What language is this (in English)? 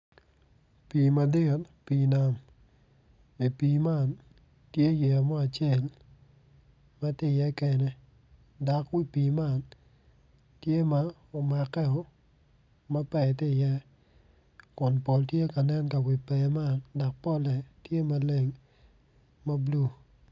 Acoli